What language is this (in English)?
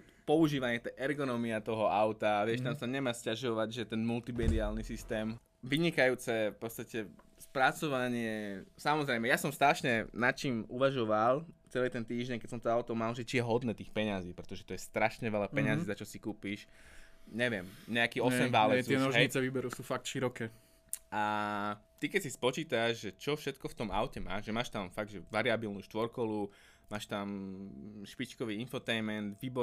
Slovak